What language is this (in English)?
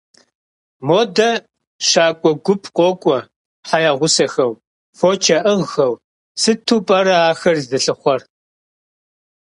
Kabardian